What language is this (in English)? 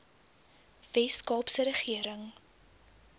Afrikaans